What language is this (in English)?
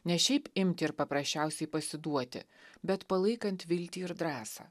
Lithuanian